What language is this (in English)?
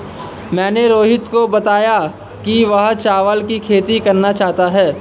Hindi